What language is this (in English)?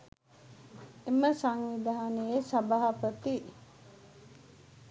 Sinhala